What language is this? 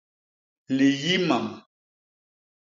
Basaa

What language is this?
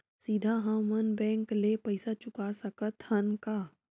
Chhattisgarhi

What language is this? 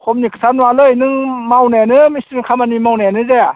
Bodo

